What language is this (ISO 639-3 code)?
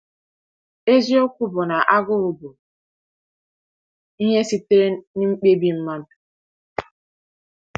ibo